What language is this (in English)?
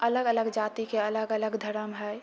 Maithili